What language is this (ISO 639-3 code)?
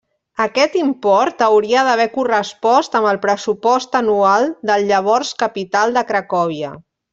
cat